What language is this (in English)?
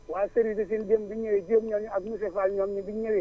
Wolof